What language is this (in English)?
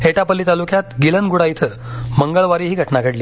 Marathi